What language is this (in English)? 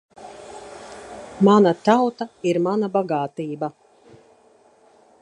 Latvian